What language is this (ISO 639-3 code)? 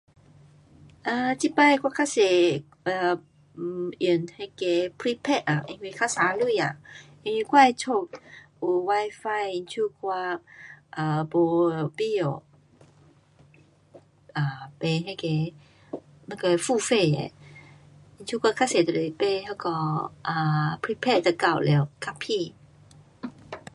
cpx